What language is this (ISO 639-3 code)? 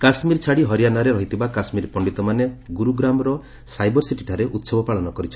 ori